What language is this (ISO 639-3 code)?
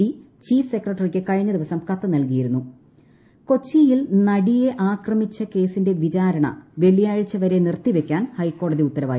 mal